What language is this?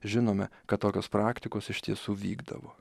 Lithuanian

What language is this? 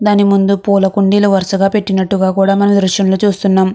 Telugu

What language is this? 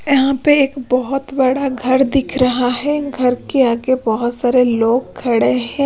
Hindi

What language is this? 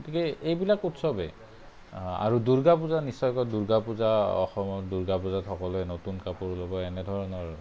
Assamese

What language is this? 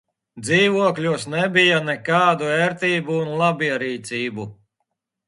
Latvian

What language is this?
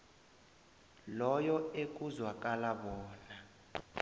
South Ndebele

